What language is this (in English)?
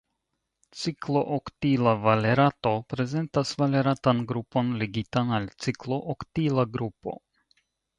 Esperanto